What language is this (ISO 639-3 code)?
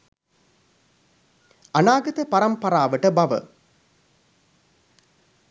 sin